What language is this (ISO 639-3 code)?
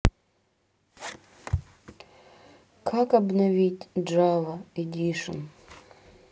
rus